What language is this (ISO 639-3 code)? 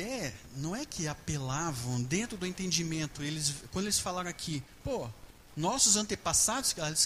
por